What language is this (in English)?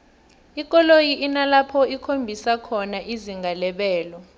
South Ndebele